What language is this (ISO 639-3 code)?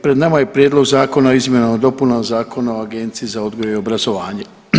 hrv